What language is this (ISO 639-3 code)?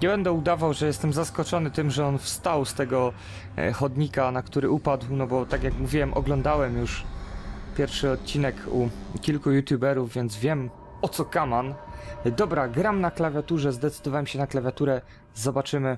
pol